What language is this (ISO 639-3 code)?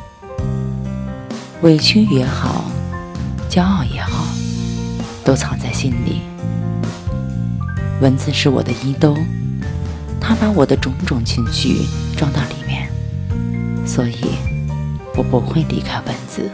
zho